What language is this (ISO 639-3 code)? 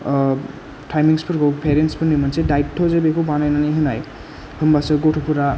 brx